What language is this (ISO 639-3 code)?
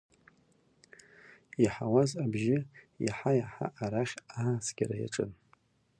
abk